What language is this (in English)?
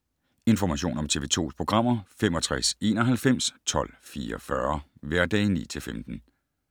Danish